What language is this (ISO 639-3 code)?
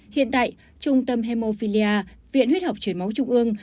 vie